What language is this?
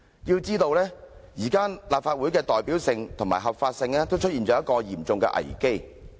Cantonese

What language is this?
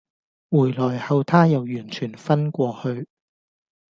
Cantonese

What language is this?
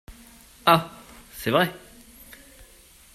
French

